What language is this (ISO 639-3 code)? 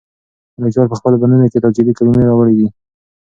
pus